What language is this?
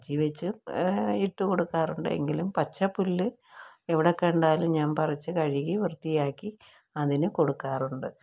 Malayalam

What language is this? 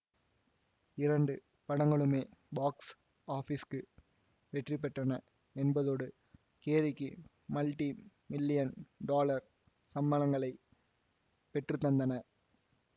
Tamil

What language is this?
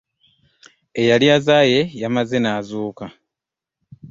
Ganda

